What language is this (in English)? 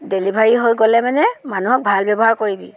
Assamese